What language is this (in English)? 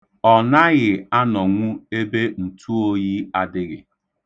Igbo